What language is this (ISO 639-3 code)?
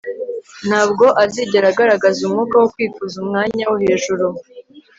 kin